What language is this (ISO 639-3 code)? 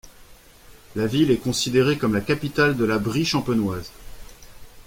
fra